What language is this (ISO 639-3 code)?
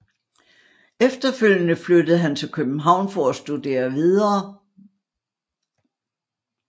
dan